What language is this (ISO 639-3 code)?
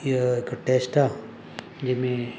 snd